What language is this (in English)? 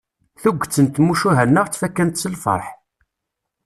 Kabyle